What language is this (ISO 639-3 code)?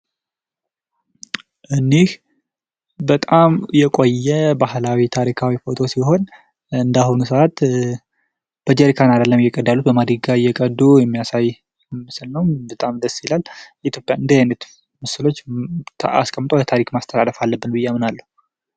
amh